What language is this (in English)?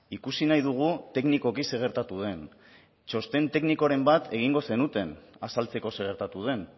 Basque